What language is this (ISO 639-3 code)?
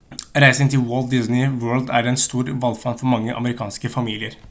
nob